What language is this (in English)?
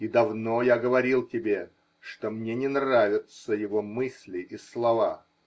Russian